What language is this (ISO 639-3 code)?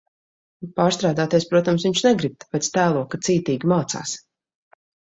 lav